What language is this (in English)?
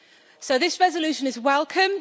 English